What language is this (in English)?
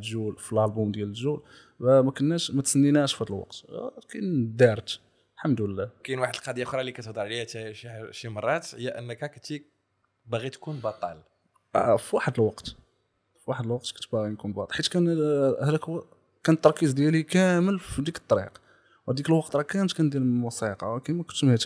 Arabic